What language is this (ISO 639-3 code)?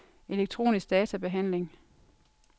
dan